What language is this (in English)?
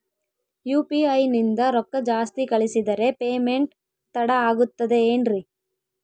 Kannada